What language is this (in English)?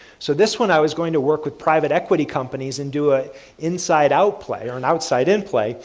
English